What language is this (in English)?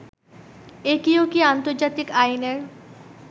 Bangla